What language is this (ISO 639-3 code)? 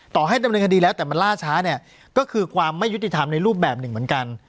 tha